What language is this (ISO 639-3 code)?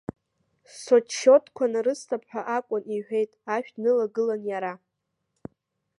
abk